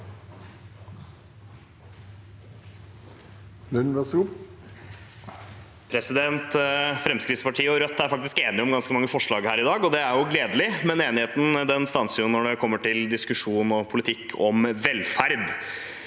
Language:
Norwegian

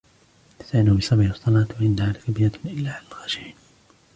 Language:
Arabic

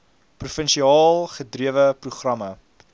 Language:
Afrikaans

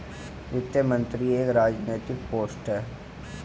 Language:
Hindi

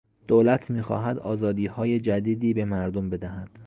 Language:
Persian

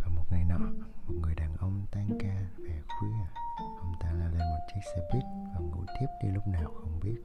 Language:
Vietnamese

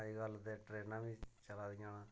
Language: Dogri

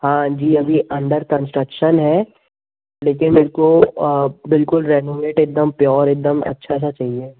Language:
Hindi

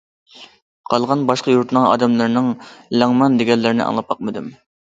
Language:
Uyghur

